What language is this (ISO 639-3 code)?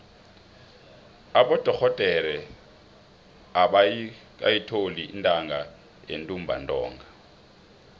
nbl